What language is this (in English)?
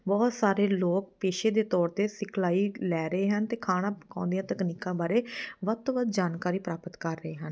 Punjabi